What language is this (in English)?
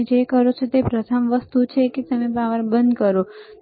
Gujarati